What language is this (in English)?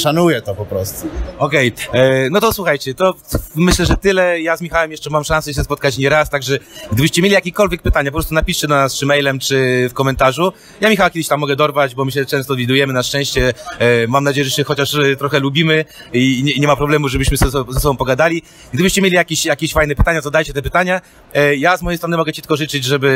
Polish